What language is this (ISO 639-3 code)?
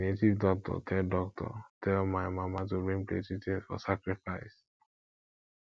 pcm